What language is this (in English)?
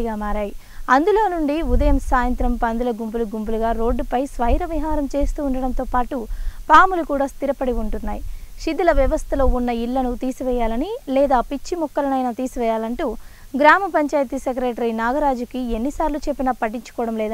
Polish